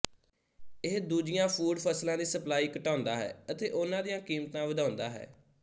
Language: Punjabi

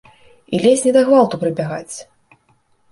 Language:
Belarusian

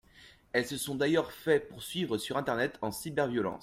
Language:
French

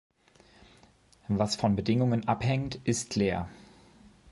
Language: German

